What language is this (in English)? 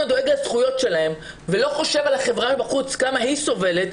Hebrew